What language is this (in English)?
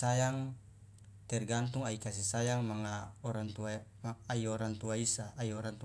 Loloda